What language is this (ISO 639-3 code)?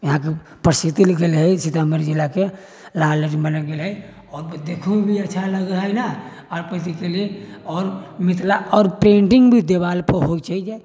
mai